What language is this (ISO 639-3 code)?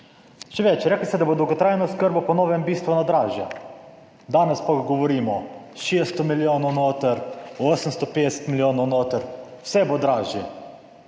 slv